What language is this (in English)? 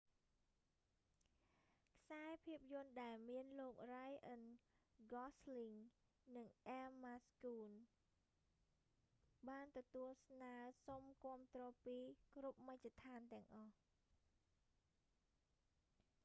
Khmer